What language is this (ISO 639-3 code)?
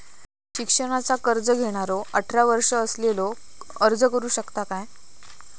mar